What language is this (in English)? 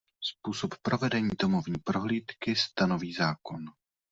Czech